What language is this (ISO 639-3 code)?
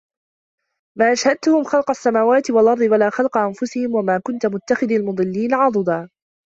ara